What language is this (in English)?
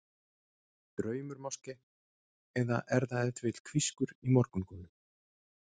Icelandic